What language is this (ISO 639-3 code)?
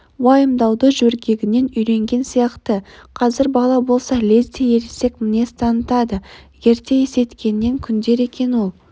kaz